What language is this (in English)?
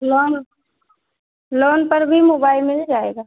Hindi